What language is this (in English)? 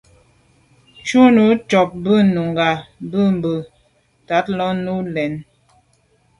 Medumba